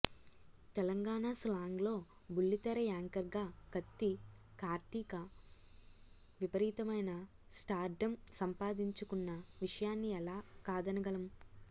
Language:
Telugu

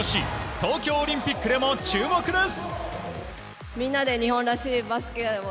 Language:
Japanese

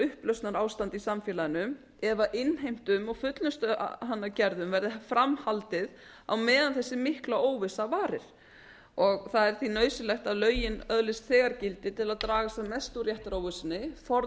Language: Icelandic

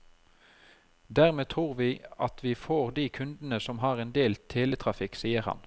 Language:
Norwegian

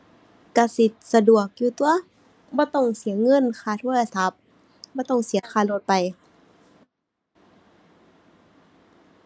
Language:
Thai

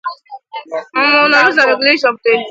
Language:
Igbo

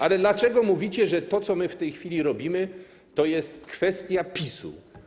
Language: Polish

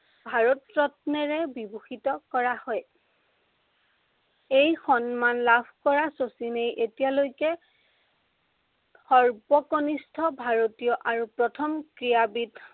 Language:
Assamese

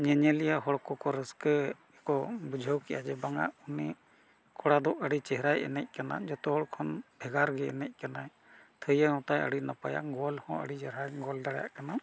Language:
Santali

